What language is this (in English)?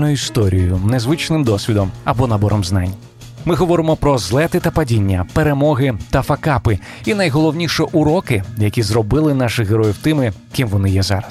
Ukrainian